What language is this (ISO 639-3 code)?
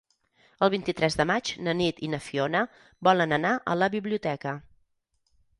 cat